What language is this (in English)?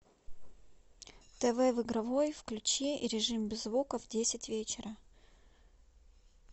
Russian